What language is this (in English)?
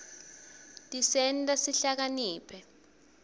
Swati